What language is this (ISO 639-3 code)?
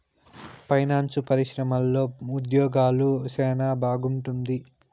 tel